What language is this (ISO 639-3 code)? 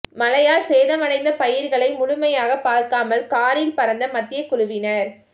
tam